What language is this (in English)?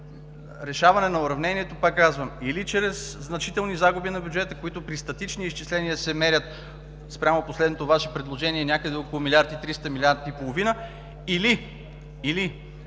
Bulgarian